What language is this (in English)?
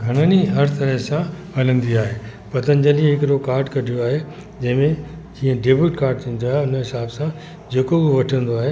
Sindhi